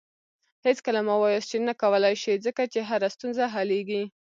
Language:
Pashto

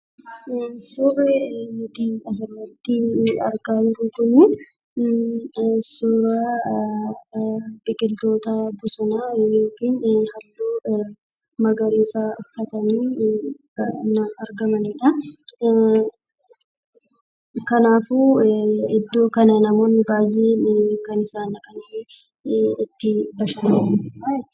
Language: Oromo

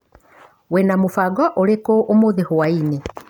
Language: Kikuyu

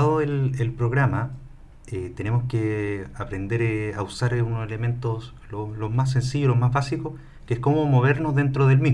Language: Spanish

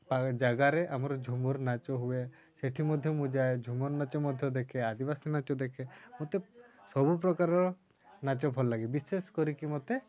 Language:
Odia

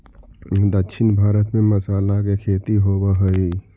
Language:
Magahi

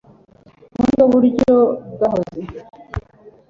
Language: Kinyarwanda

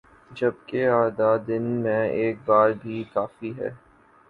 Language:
Urdu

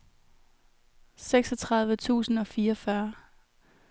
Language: Danish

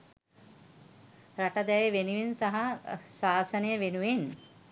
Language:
Sinhala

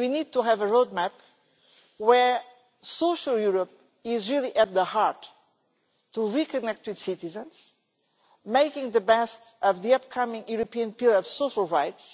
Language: English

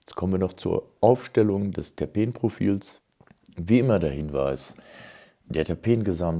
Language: German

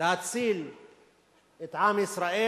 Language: Hebrew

